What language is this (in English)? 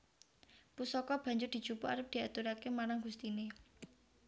Javanese